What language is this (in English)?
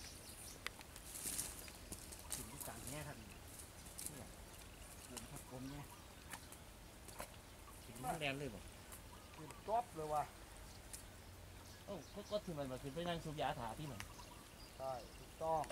Thai